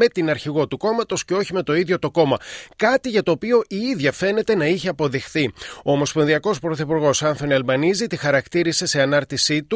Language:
Greek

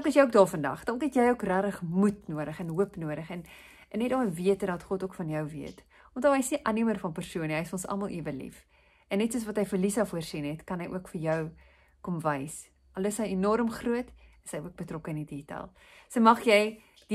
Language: Dutch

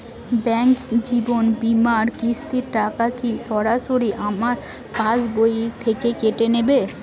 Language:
Bangla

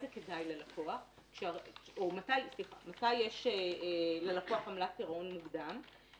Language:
Hebrew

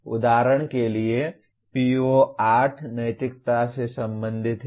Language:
Hindi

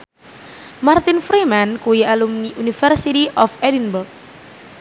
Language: Javanese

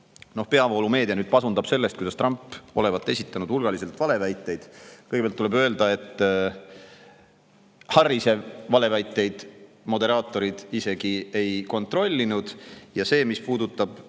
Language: Estonian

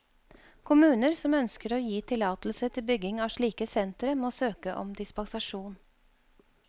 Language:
Norwegian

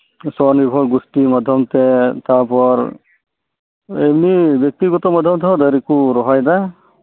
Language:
Santali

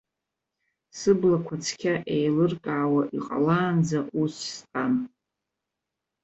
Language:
Abkhazian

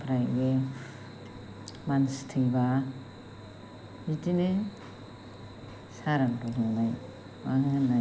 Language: Bodo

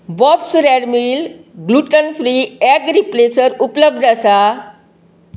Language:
Konkani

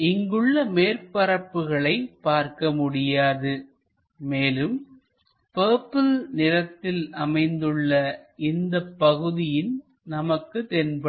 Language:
Tamil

